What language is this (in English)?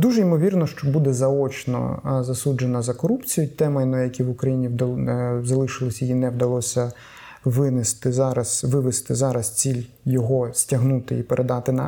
Ukrainian